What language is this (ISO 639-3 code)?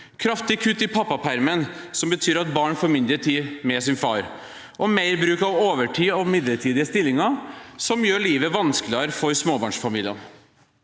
nor